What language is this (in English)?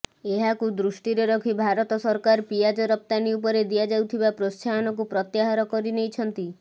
Odia